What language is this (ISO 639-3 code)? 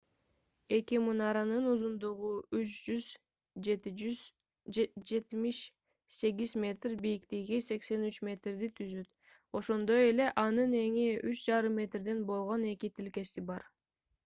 kir